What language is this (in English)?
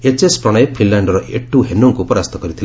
Odia